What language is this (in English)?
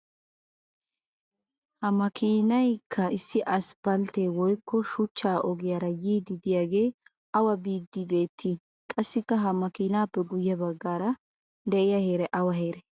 Wolaytta